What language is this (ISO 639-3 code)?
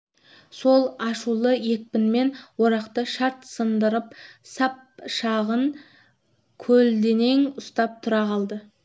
kaz